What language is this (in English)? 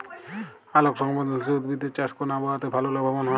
Bangla